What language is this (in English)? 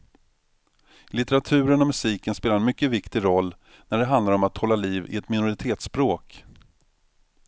Swedish